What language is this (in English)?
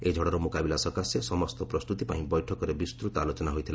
Odia